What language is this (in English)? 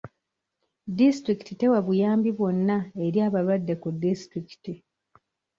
Ganda